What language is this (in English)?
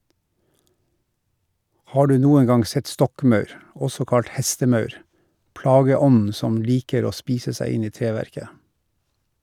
Norwegian